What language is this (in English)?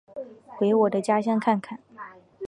Chinese